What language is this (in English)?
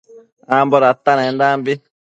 Matsés